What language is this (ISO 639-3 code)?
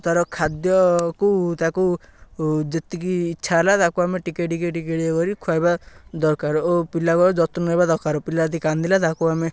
ori